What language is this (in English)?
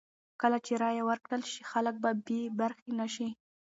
Pashto